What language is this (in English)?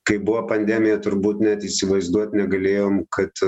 Lithuanian